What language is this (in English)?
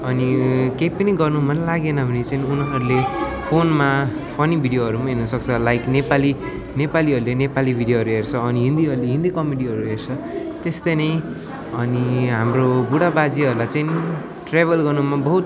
Nepali